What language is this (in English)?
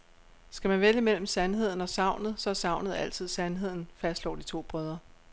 Danish